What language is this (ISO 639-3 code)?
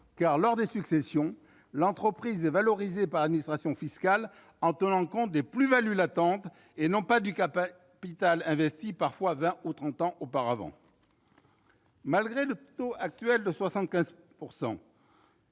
fra